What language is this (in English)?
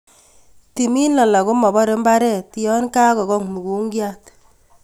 Kalenjin